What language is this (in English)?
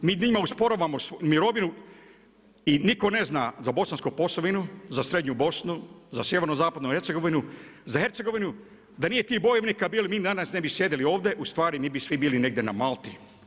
Croatian